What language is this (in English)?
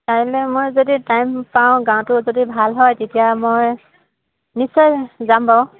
Assamese